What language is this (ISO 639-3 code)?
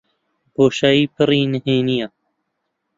ckb